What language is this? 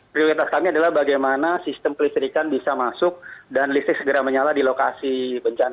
Indonesian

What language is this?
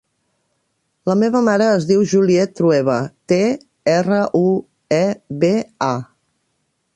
Catalan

